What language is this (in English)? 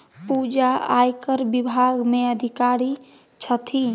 Maithili